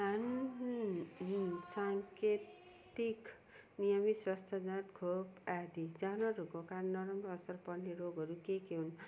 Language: Nepali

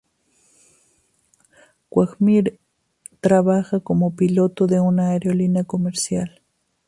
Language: Spanish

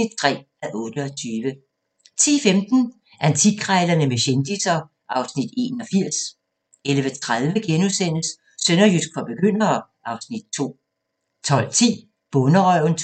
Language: Danish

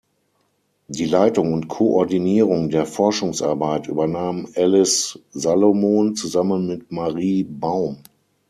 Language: German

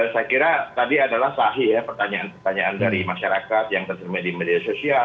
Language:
Indonesian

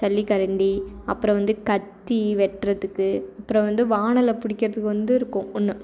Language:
Tamil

